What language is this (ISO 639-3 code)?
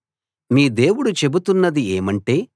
tel